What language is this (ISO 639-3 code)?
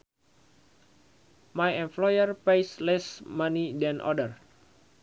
sun